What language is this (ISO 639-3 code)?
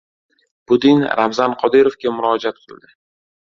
uzb